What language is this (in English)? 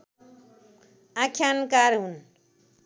Nepali